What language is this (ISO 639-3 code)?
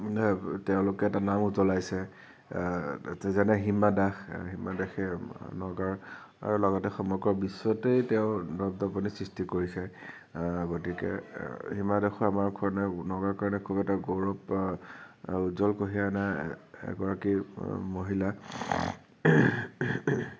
asm